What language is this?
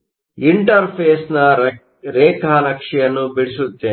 Kannada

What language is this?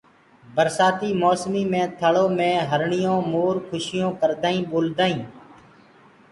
Gurgula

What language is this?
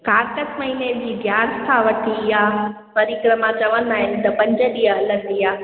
Sindhi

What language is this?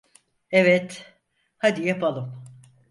Turkish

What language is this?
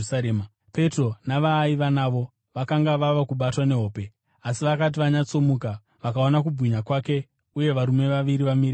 Shona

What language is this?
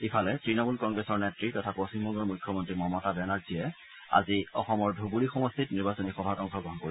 Assamese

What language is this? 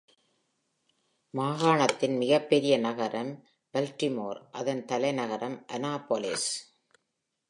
Tamil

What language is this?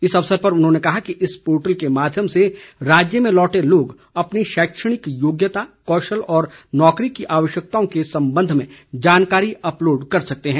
Hindi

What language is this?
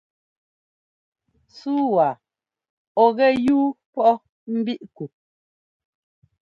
Ngomba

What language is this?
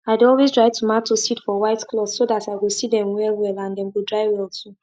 Nigerian Pidgin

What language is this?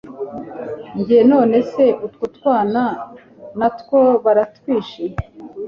Kinyarwanda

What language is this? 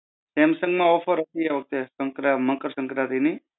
Gujarati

